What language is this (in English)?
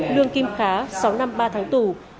Vietnamese